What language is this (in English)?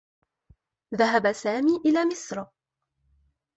Arabic